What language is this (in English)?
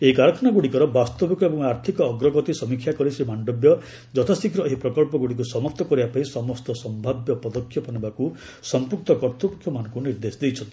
Odia